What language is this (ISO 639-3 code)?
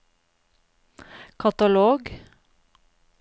nor